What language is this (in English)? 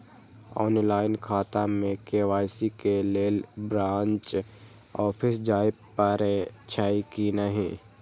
Maithili